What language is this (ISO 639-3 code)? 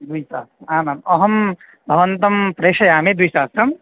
san